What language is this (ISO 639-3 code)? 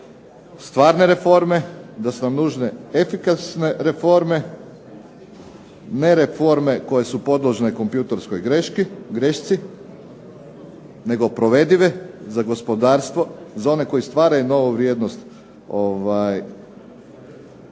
hrv